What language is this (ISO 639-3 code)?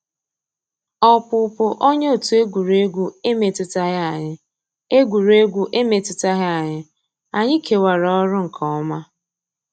ibo